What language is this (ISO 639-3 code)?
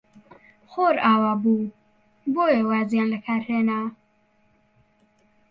ckb